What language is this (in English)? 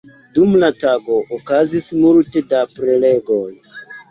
Esperanto